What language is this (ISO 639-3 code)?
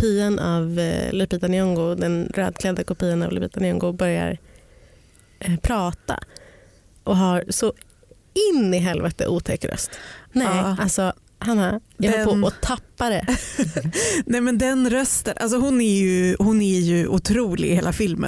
swe